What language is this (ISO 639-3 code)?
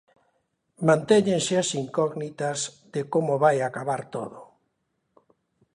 glg